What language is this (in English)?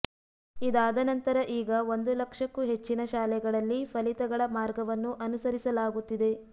Kannada